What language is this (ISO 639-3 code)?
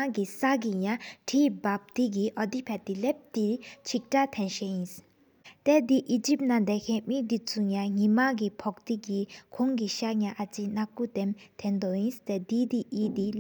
sip